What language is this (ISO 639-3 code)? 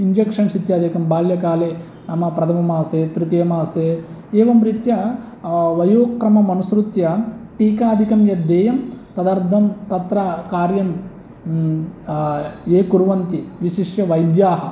san